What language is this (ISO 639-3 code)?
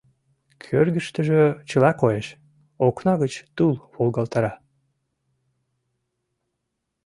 chm